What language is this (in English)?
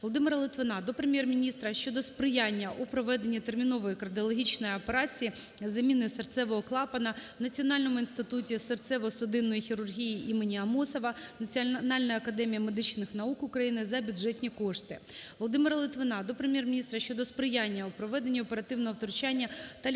Ukrainian